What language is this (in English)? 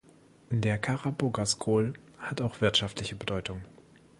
German